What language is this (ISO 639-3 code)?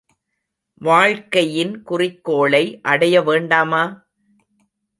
tam